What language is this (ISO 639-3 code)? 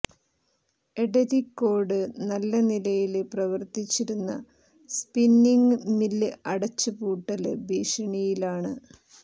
mal